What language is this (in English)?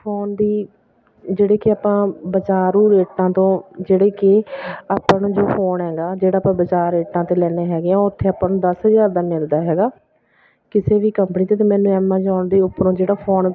Punjabi